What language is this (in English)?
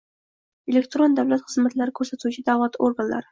Uzbek